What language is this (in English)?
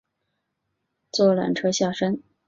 Chinese